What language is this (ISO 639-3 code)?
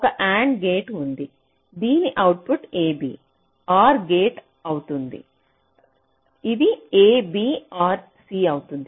tel